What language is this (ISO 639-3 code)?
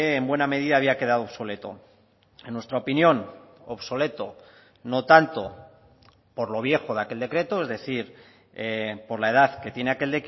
spa